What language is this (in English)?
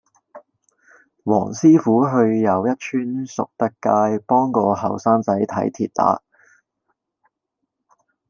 Cantonese